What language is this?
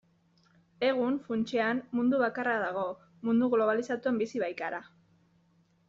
Basque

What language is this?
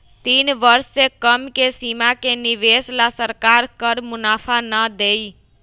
Magahi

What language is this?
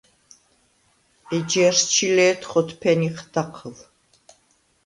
Svan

